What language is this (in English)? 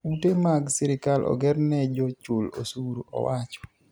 Luo (Kenya and Tanzania)